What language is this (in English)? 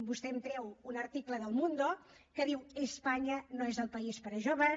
Catalan